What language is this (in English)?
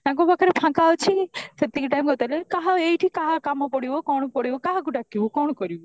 Odia